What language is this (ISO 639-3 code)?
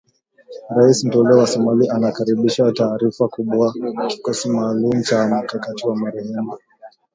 swa